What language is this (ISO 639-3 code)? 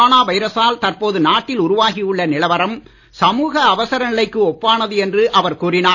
tam